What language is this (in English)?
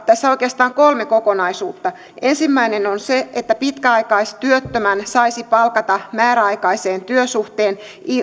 Finnish